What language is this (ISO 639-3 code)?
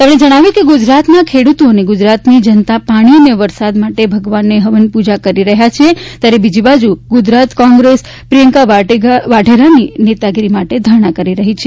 guj